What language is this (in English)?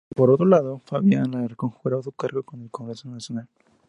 Spanish